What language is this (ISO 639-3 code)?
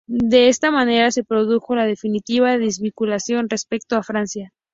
spa